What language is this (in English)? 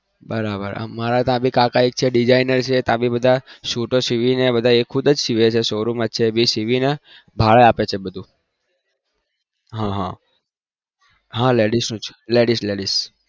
Gujarati